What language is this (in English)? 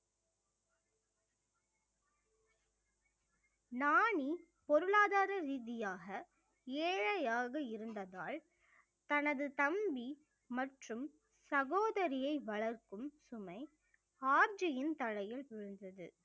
Tamil